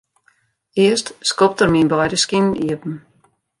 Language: Western Frisian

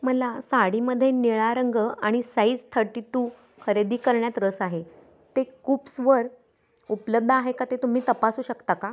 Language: Marathi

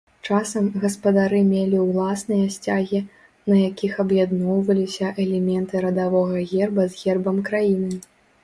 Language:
Belarusian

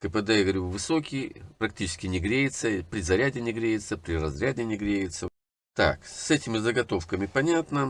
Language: Russian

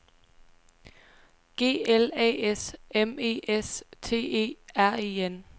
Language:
Danish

